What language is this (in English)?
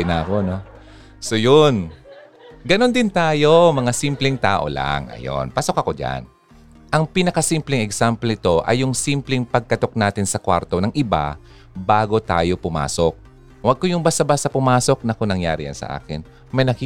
Filipino